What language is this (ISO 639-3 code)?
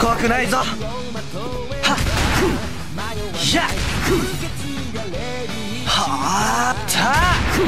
jpn